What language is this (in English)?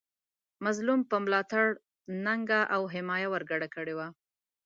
Pashto